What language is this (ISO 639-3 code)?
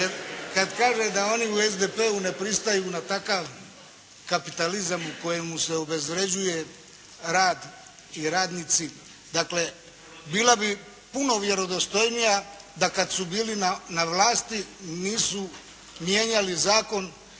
hrv